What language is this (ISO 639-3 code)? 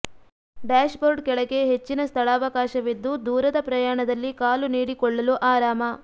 kan